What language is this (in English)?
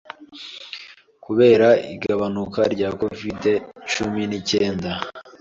Kinyarwanda